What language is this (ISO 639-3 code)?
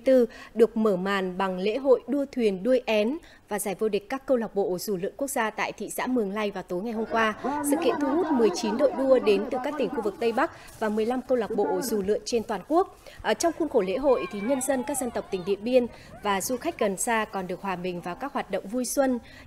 vie